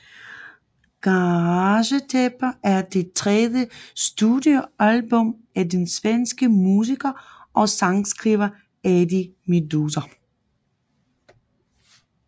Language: Danish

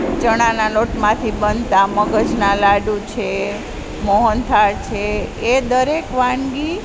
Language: Gujarati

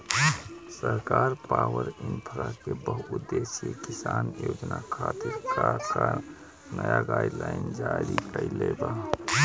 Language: Bhojpuri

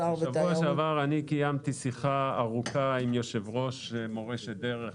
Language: Hebrew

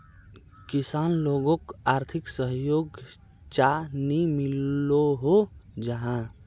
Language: Magahi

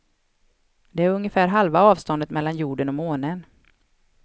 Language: Swedish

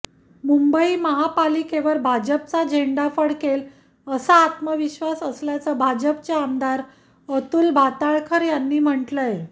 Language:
Marathi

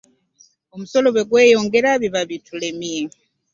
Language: Ganda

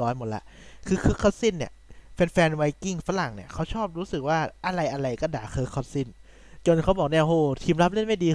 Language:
Thai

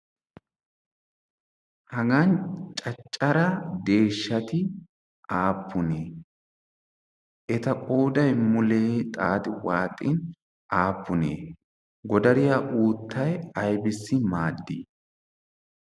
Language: Wolaytta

